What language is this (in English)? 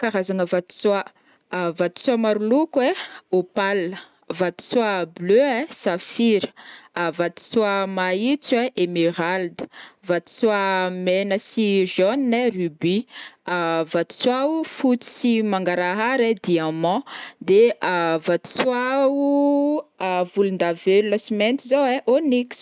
Northern Betsimisaraka Malagasy